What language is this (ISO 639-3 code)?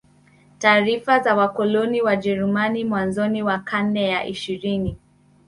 swa